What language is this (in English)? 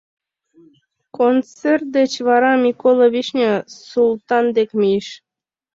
Mari